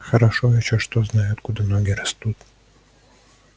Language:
Russian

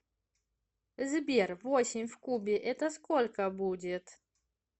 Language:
Russian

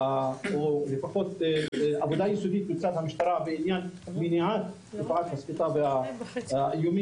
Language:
Hebrew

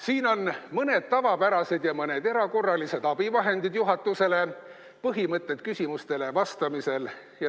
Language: Estonian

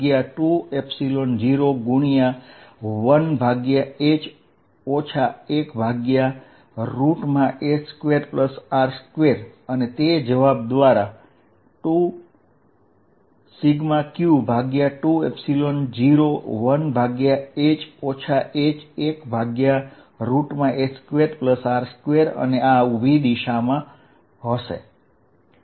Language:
Gujarati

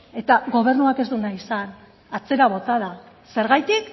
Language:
Basque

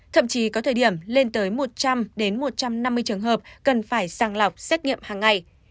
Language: Vietnamese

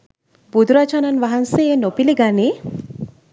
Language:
Sinhala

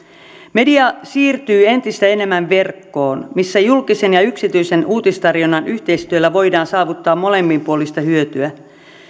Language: Finnish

